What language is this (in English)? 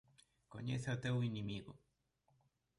Galician